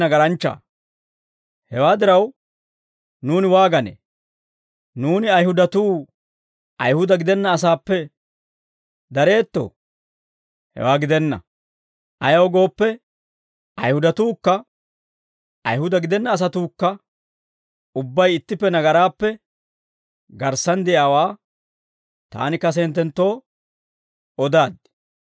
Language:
Dawro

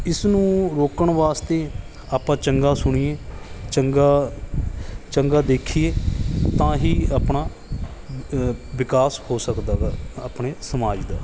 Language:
Punjabi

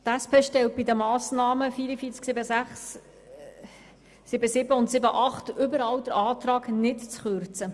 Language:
Swiss German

